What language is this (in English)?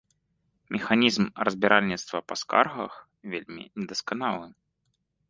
Belarusian